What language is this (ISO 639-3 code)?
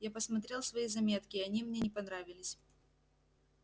rus